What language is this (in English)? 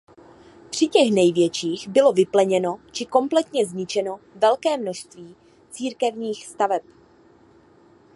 Czech